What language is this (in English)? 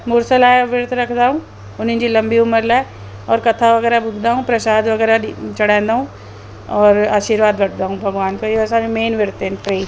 Sindhi